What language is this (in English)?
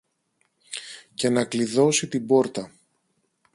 Greek